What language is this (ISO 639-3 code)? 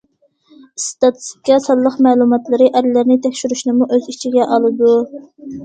uig